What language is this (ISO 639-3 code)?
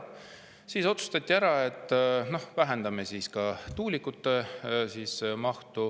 est